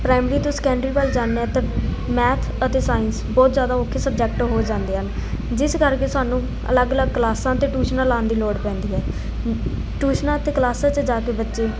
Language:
Punjabi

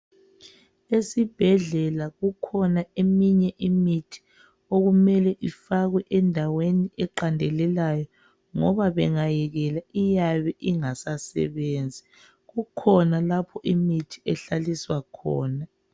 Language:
North Ndebele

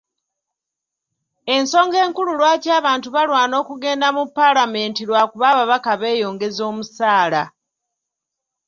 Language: Ganda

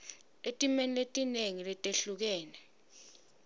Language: Swati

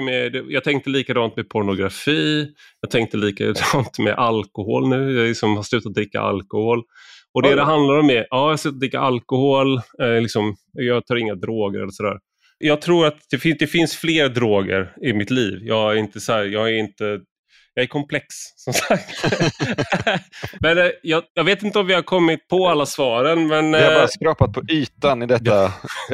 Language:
Swedish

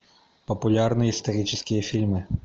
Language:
Russian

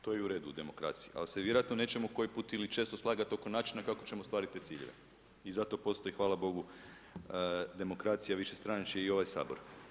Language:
Croatian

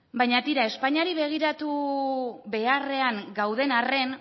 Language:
Basque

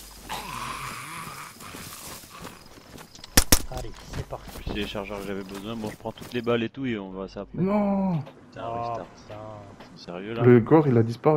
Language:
French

